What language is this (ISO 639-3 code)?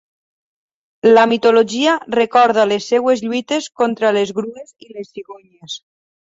cat